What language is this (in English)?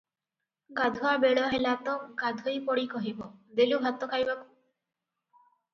Odia